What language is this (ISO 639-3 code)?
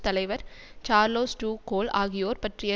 tam